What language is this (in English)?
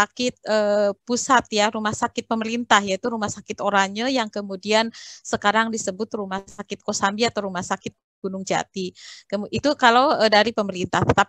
Indonesian